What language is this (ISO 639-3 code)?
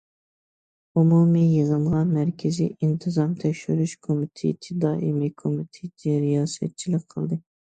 uig